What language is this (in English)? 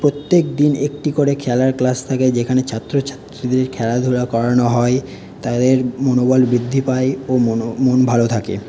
Bangla